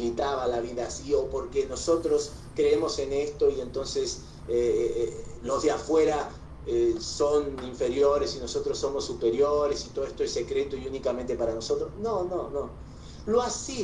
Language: Spanish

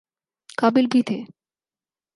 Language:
Urdu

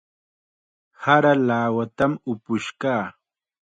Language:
Chiquián Ancash Quechua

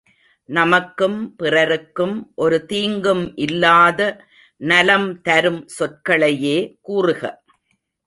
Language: Tamil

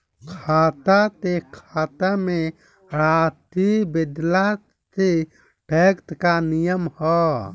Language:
Bhojpuri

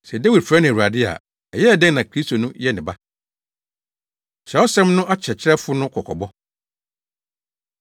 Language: Akan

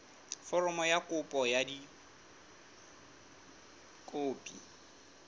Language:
Southern Sotho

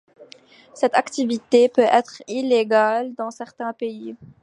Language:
French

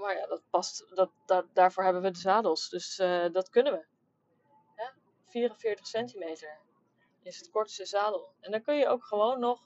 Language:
Dutch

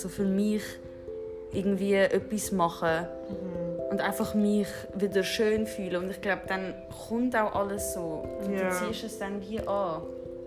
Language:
German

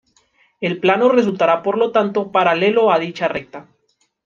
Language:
Spanish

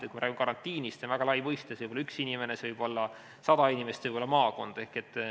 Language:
Estonian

